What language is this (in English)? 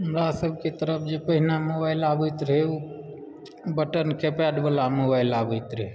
Maithili